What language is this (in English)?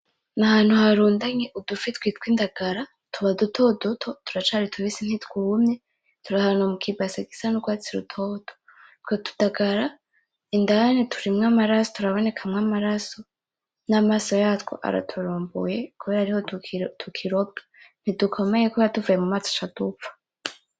Rundi